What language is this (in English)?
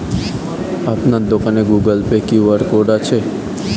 Bangla